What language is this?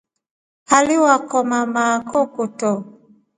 Rombo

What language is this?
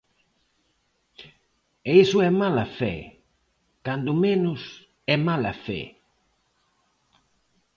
Galician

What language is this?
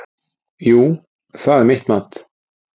Icelandic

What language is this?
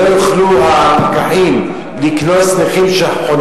Hebrew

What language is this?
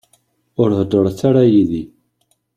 Kabyle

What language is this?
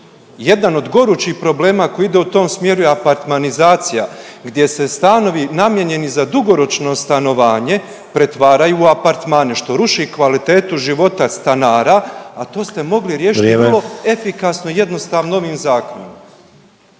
Croatian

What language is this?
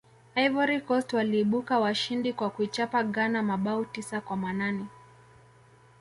Swahili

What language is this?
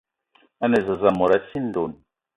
Eton (Cameroon)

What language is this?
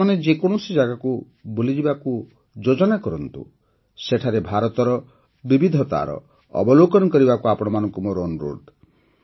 Odia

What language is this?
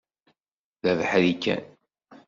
Kabyle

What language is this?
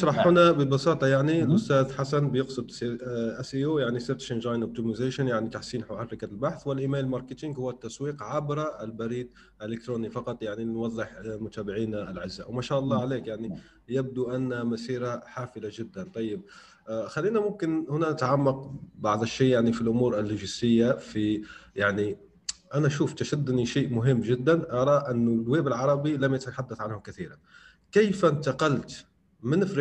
Arabic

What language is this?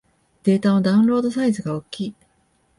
Japanese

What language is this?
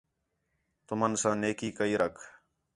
Khetrani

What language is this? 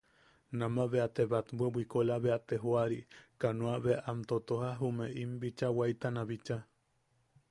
Yaqui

